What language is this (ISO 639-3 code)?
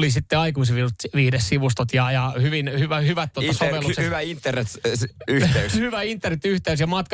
fin